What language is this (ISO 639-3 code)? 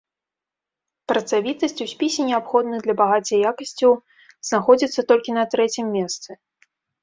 bel